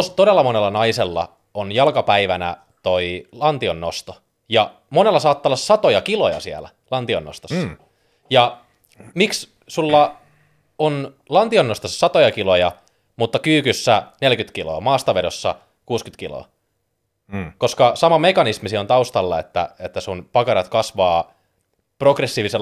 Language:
Finnish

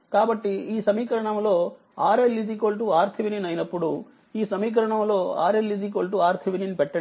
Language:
Telugu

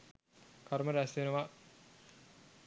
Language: Sinhala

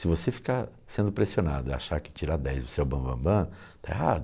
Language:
Portuguese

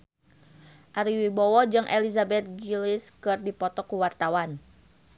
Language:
Sundanese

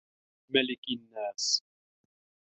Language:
Arabic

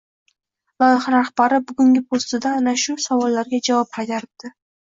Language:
Uzbek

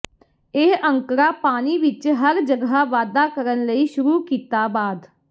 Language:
Punjabi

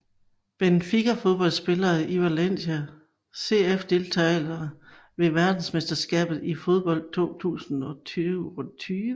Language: Danish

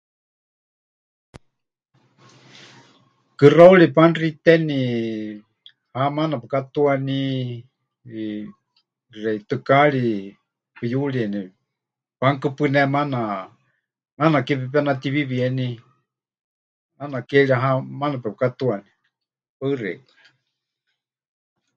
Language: Huichol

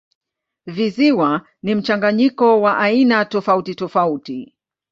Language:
Swahili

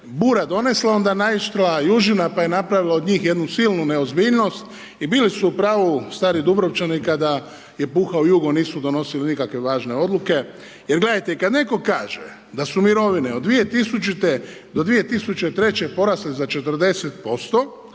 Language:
Croatian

